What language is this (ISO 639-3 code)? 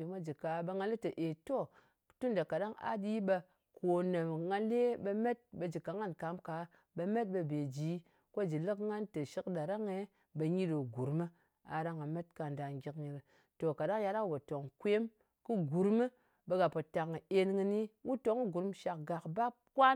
anc